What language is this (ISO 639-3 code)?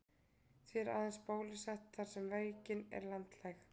isl